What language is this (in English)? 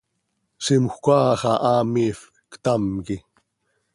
Seri